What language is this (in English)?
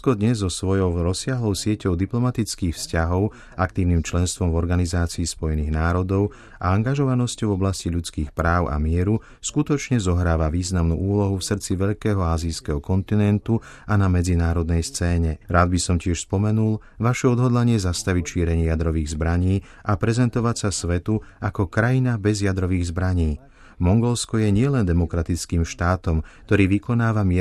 Slovak